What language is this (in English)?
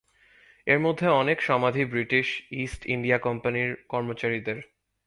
Bangla